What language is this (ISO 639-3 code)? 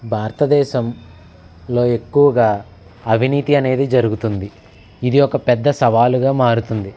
tel